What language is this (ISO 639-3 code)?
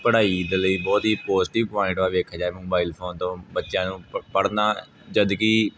pan